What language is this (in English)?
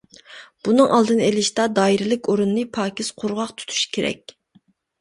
Uyghur